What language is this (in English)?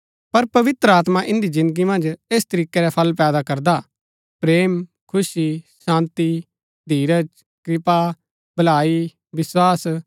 Gaddi